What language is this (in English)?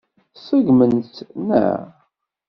Kabyle